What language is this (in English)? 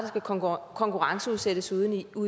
Danish